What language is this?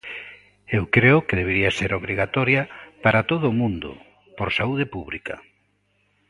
Galician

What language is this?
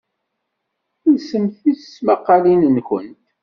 Kabyle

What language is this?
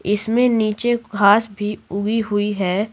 Hindi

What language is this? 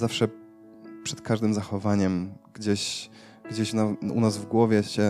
Polish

